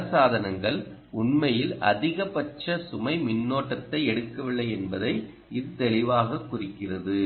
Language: Tamil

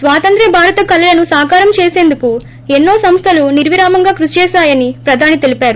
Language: Telugu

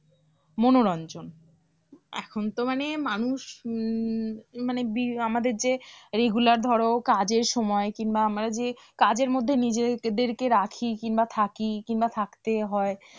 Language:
Bangla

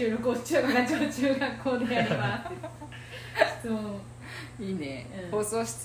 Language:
Japanese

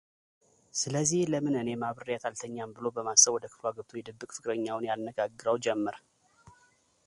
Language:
Amharic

